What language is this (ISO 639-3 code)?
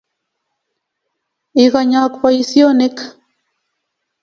kln